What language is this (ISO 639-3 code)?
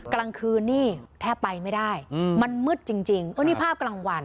tha